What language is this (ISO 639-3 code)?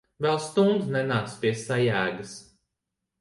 lav